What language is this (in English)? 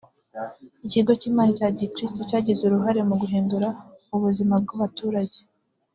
Kinyarwanda